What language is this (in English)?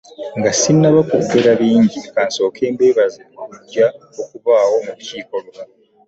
Ganda